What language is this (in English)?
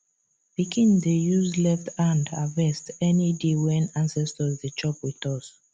Nigerian Pidgin